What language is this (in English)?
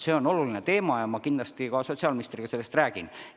Estonian